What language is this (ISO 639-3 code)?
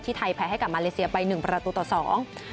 tha